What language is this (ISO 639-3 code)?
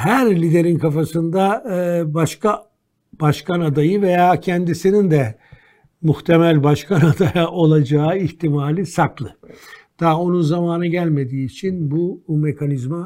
tur